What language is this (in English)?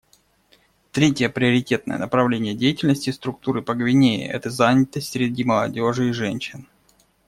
Russian